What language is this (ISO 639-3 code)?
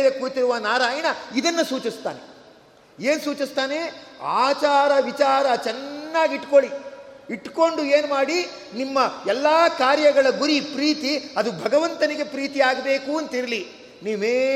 kan